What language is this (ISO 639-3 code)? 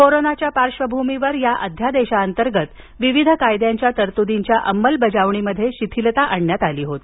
mar